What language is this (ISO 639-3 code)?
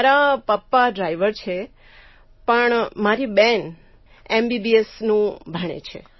guj